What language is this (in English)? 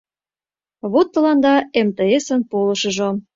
Mari